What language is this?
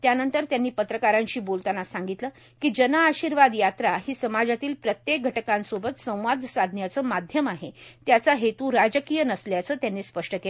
Marathi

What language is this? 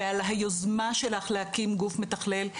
Hebrew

